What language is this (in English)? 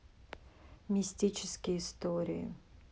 Russian